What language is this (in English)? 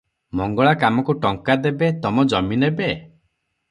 Odia